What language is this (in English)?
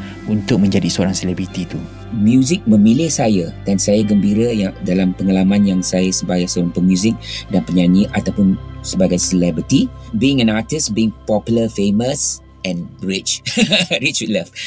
Malay